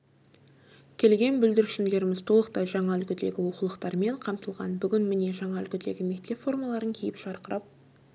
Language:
Kazakh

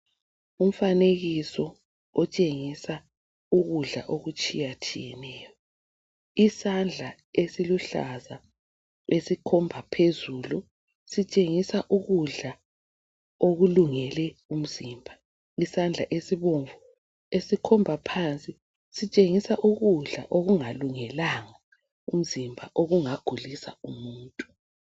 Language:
North Ndebele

